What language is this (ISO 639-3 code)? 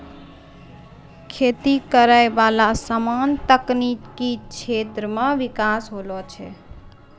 mai